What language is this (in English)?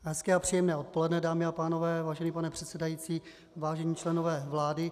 Czech